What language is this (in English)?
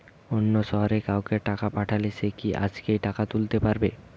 Bangla